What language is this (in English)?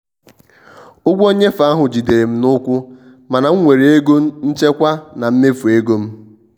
Igbo